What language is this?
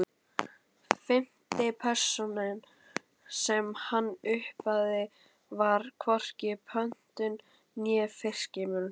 Icelandic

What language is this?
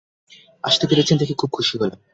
Bangla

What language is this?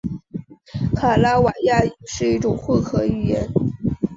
Chinese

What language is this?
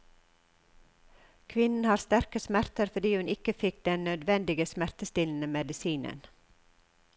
Norwegian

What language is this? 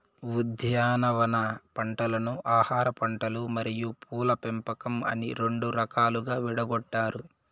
Telugu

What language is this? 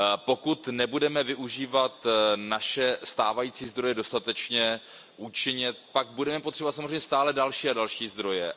Czech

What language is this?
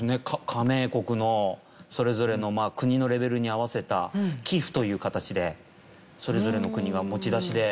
Japanese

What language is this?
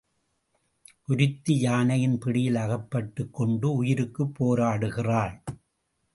Tamil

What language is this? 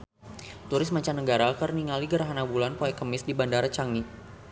Sundanese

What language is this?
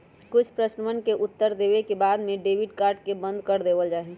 Magahi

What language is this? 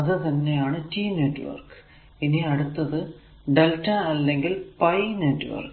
Malayalam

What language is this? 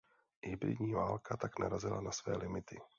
Czech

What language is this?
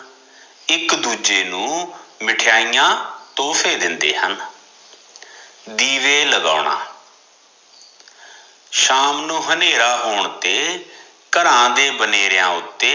Punjabi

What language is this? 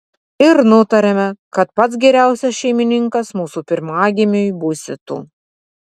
Lithuanian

